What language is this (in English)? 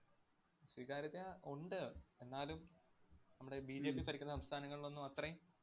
Malayalam